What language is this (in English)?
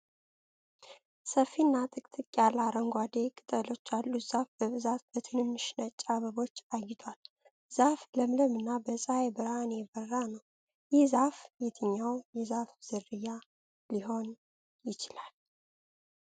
Amharic